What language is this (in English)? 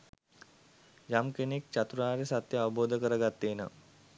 Sinhala